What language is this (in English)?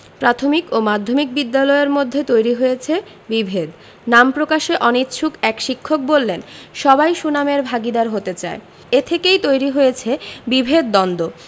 Bangla